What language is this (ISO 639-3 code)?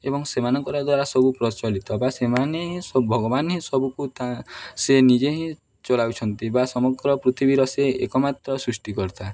ori